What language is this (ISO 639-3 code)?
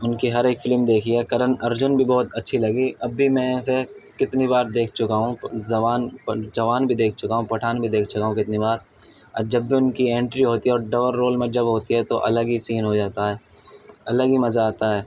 urd